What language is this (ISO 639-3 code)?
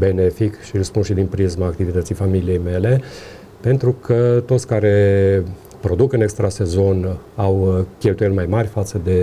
ron